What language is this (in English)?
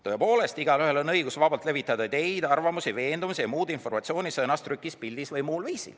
Estonian